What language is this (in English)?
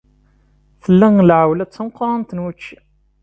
Kabyle